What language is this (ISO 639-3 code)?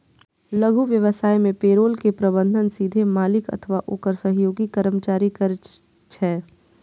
mai